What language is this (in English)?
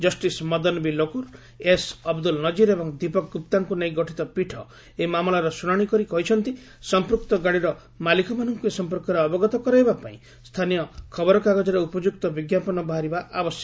Odia